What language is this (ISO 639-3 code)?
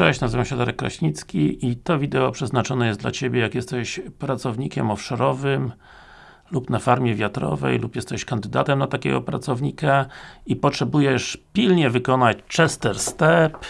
pol